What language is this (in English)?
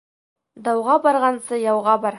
Bashkir